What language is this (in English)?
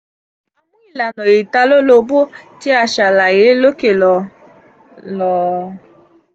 Yoruba